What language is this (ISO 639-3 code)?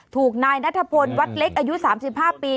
tha